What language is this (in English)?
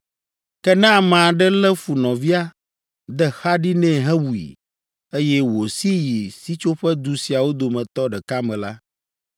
Ewe